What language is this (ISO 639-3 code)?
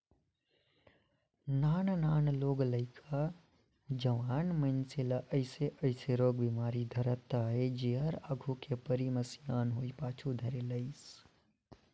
hne